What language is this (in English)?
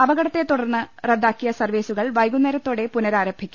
Malayalam